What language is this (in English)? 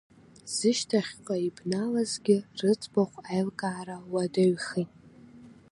Abkhazian